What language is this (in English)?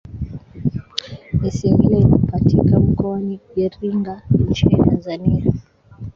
Swahili